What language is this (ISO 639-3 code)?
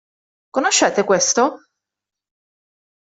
ita